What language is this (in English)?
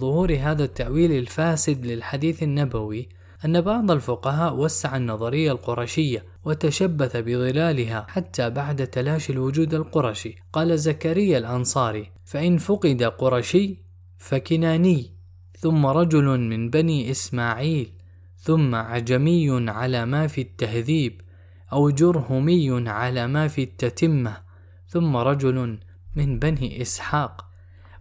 Arabic